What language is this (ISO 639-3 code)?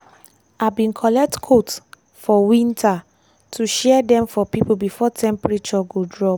pcm